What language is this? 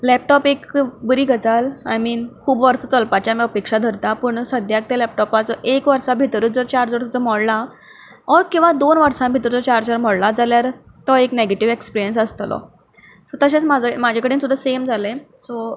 Konkani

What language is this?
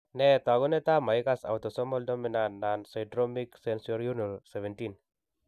Kalenjin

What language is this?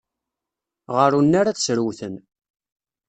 Kabyle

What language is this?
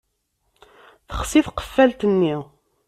Kabyle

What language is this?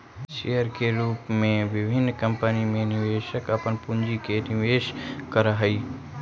Magahi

